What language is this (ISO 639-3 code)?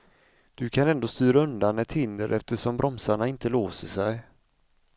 swe